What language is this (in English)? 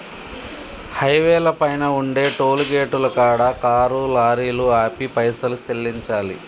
Telugu